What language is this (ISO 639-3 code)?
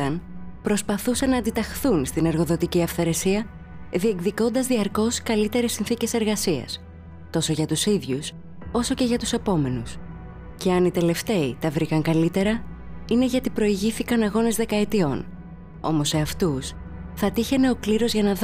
ell